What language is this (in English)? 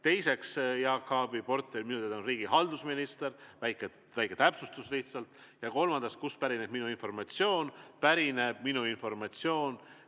Estonian